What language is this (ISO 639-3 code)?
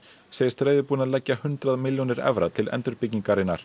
isl